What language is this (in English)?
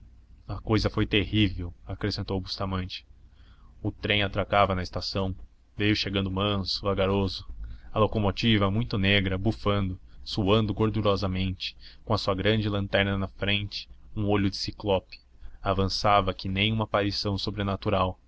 Portuguese